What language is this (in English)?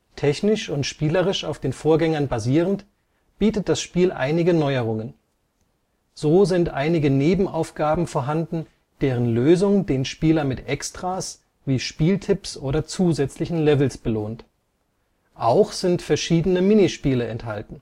German